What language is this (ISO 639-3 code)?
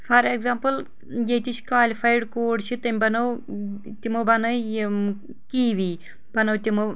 kas